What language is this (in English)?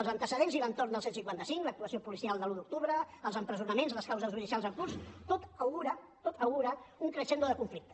Catalan